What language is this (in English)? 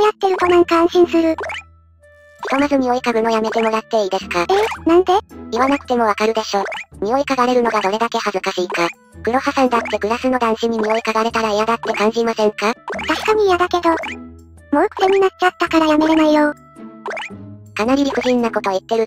Japanese